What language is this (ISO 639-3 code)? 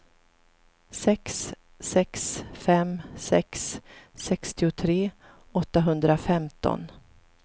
swe